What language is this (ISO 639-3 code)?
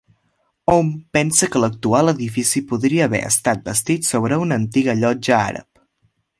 cat